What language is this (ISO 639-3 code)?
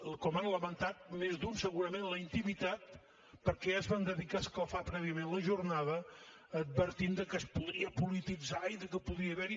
cat